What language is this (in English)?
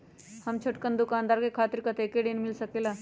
Magahi